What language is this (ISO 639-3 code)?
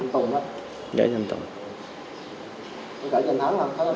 vie